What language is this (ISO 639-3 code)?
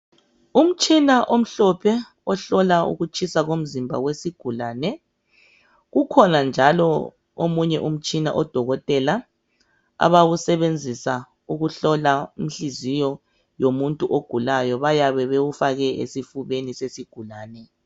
nde